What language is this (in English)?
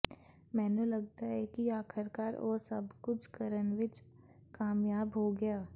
Punjabi